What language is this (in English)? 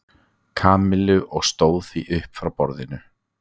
Icelandic